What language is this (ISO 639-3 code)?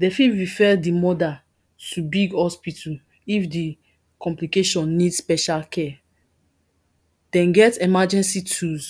pcm